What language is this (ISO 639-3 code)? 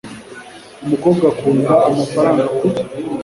kin